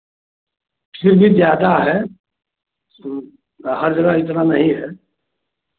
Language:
Hindi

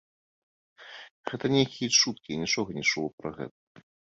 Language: Belarusian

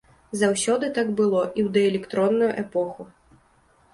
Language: Belarusian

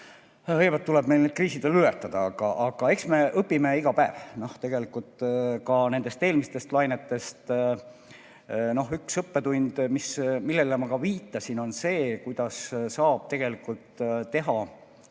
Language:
Estonian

